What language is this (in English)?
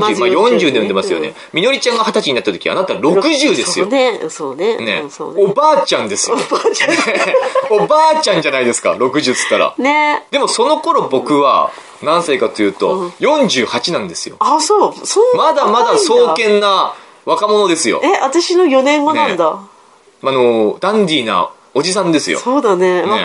Japanese